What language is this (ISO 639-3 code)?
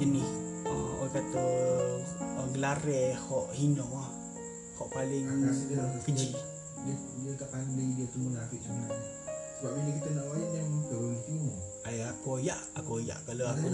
msa